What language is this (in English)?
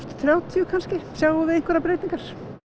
Icelandic